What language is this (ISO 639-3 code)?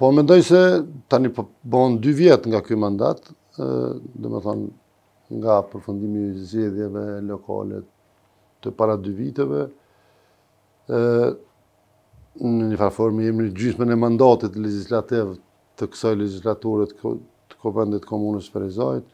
ron